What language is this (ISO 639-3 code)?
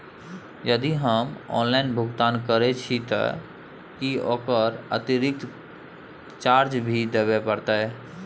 mai